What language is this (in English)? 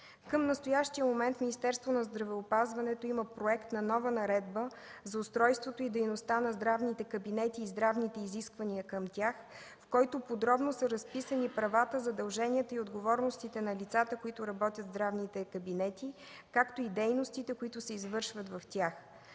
Bulgarian